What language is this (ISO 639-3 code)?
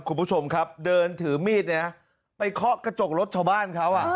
tha